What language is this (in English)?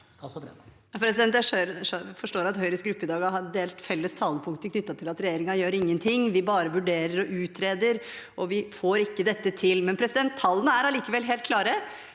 Norwegian